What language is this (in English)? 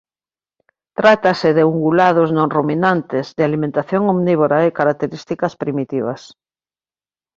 Galician